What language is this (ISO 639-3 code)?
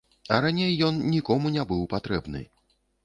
bel